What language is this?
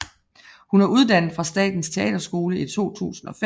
Danish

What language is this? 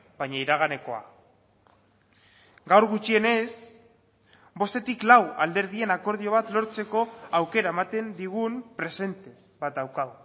Basque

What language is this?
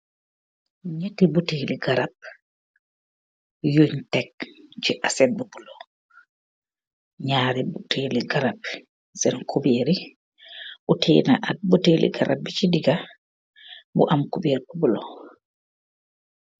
Wolof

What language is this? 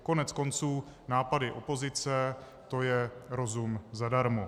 Czech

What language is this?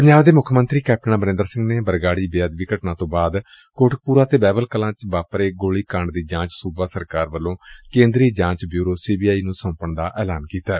Punjabi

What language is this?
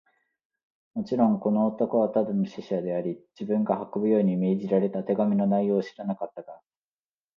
Japanese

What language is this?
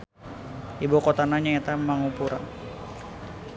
Sundanese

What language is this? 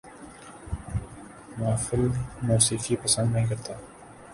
Urdu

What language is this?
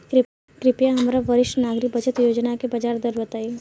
Bhojpuri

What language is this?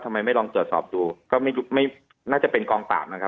Thai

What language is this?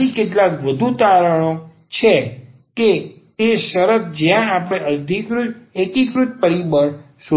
Gujarati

